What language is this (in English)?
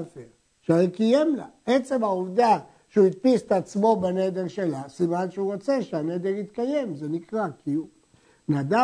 Hebrew